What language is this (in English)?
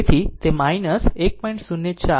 Gujarati